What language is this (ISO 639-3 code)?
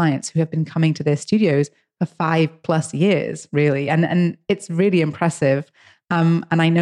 eng